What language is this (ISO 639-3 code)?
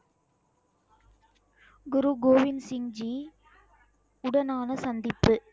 tam